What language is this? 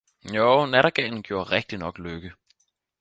Danish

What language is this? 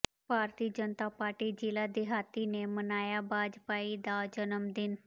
Punjabi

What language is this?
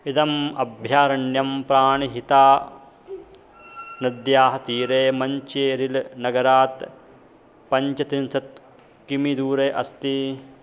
Sanskrit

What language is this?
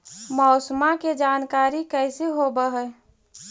Magahi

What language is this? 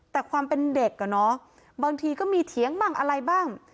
Thai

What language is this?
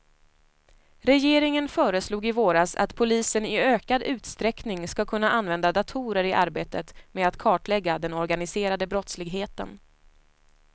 Swedish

